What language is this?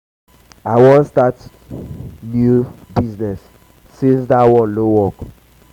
Nigerian Pidgin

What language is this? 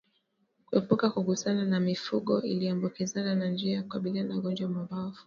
Swahili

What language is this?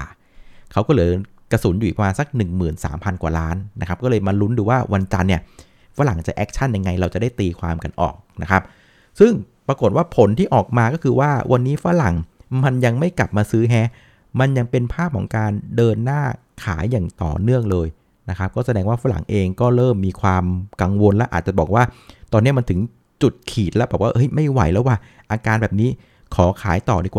Thai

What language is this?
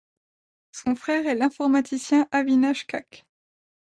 French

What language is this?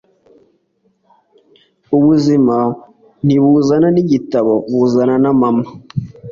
Kinyarwanda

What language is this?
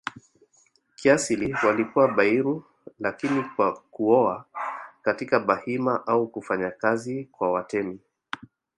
Swahili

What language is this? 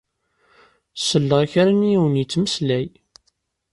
Kabyle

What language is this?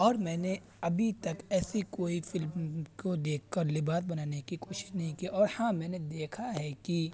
Urdu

